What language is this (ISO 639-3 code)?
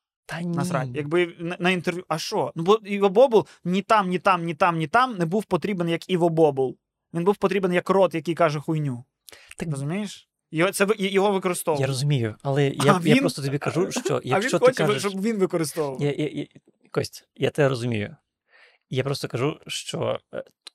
ukr